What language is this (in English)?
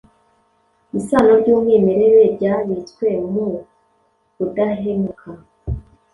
Kinyarwanda